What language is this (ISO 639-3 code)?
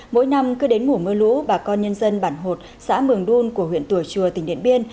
vie